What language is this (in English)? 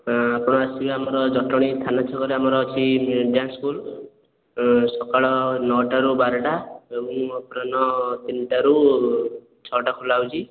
Odia